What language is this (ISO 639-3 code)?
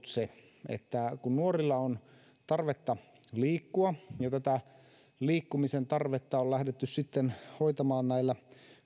fin